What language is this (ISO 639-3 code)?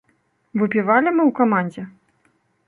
bel